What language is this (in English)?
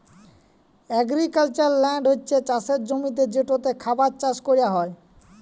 Bangla